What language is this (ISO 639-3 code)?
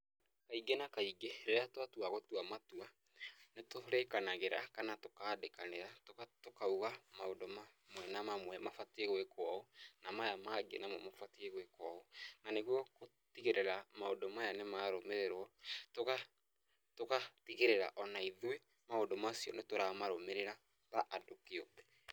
kik